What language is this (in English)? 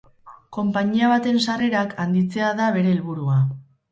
Basque